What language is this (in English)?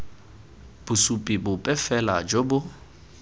Tswana